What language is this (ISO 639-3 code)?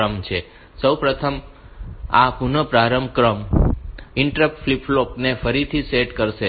guj